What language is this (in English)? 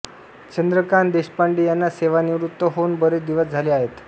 Marathi